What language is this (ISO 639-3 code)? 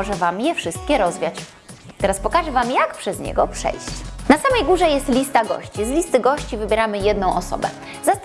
pol